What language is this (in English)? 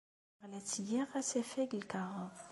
Kabyle